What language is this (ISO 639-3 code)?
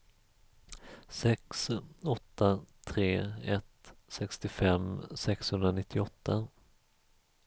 swe